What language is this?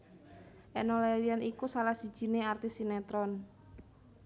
Javanese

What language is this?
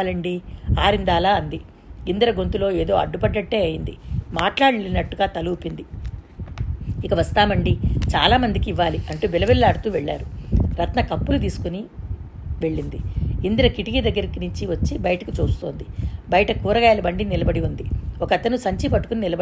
Telugu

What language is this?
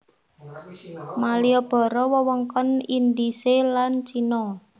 Javanese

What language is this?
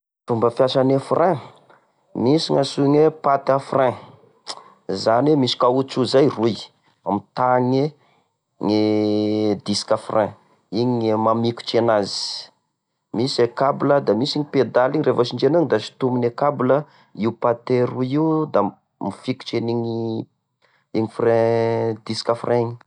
Tesaka Malagasy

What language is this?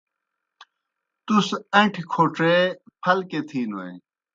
Kohistani Shina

